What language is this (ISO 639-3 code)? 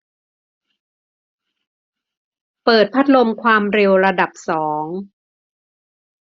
tha